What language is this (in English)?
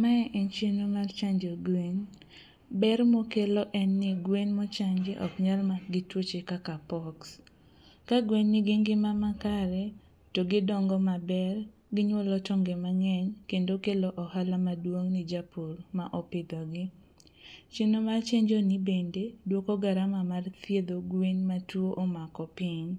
Luo (Kenya and Tanzania)